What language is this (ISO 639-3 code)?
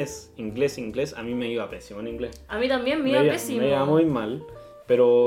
spa